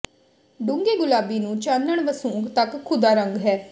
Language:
Punjabi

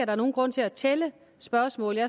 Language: Danish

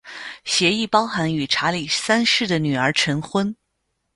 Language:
Chinese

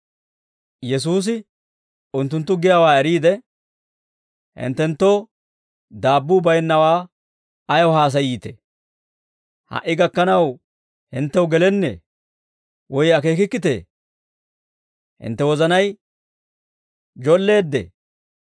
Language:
Dawro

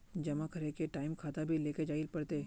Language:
Magahi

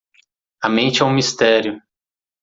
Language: Portuguese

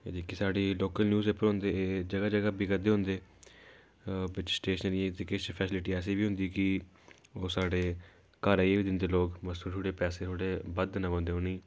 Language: Dogri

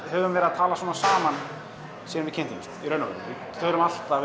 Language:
Icelandic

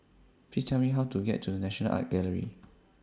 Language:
English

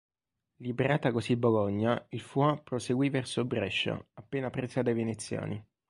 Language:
Italian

